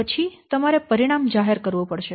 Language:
Gujarati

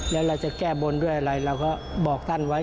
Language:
Thai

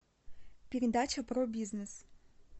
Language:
Russian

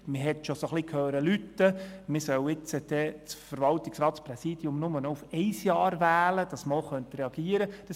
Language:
Swiss German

